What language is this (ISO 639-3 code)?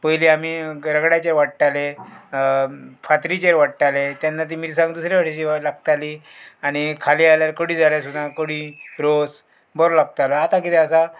kok